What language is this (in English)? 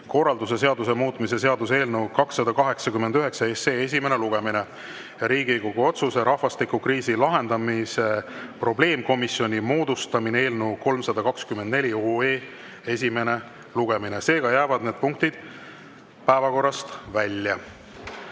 Estonian